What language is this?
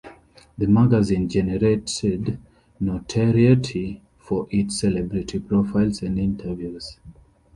English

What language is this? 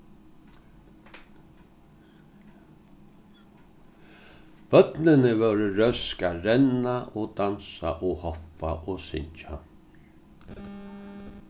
Faroese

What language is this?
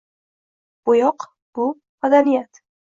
Uzbek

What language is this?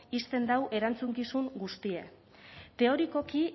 Basque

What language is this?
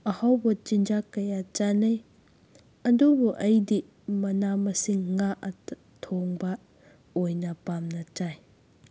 Manipuri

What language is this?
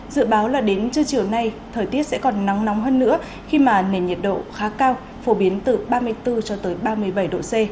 Vietnamese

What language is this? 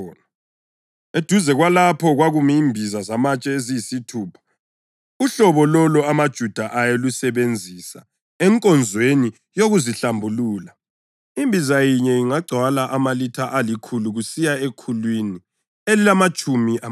North Ndebele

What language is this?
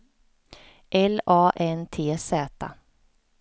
Swedish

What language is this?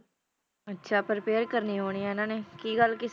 Punjabi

